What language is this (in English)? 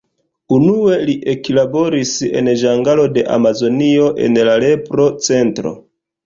Esperanto